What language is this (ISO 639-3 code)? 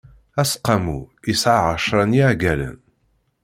kab